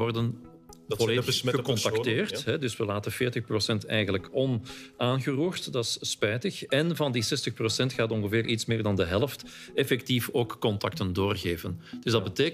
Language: Dutch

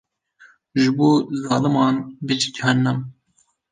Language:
Kurdish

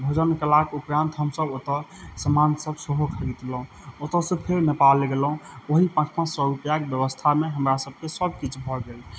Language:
Maithili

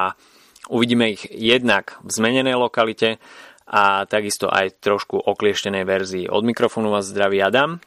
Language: Slovak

